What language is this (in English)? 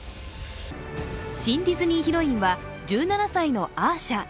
Japanese